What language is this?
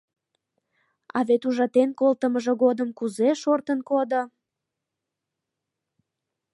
Mari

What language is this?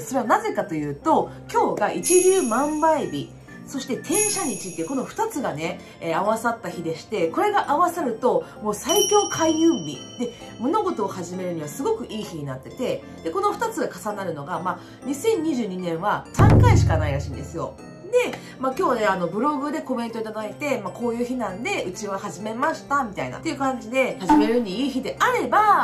Japanese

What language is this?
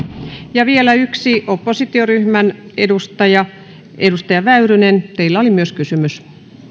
Finnish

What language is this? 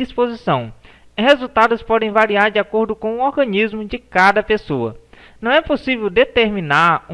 Portuguese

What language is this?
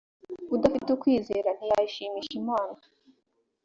Kinyarwanda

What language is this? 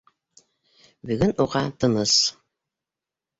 Bashkir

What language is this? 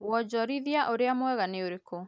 Kikuyu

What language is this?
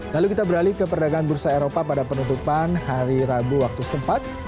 Indonesian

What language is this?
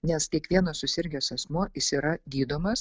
Lithuanian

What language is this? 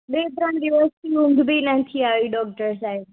Gujarati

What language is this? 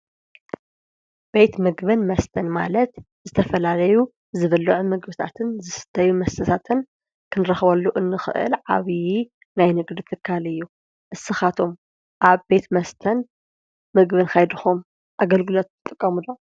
Tigrinya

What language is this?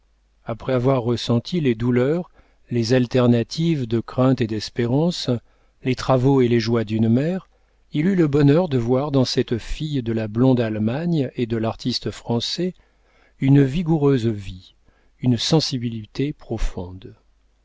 French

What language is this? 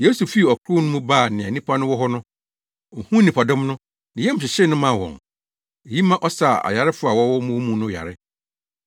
Akan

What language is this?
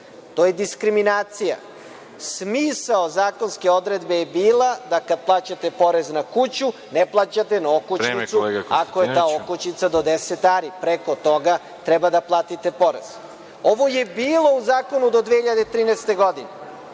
Serbian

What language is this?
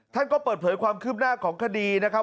Thai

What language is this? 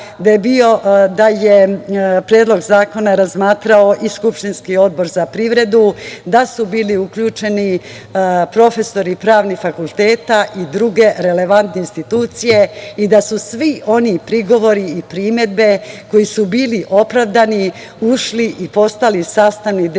Serbian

